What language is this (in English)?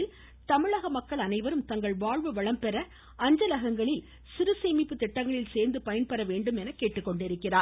Tamil